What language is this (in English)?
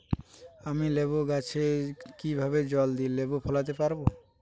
Bangla